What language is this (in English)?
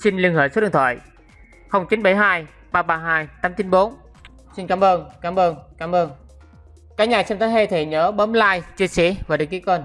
Vietnamese